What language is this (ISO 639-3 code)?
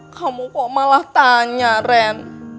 ind